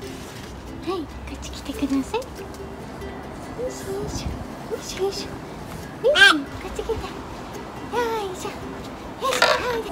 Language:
Japanese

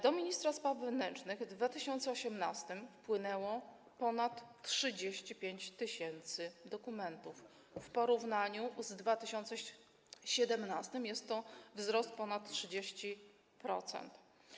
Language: Polish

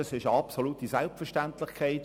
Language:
Swiss German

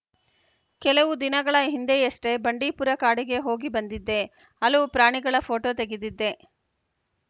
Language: Kannada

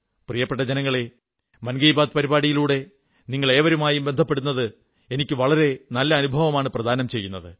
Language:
Malayalam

